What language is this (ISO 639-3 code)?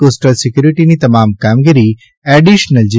guj